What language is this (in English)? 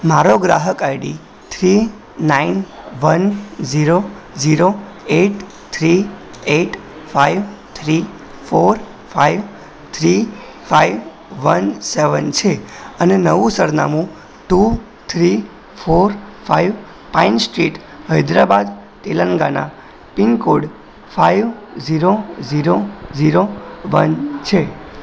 Gujarati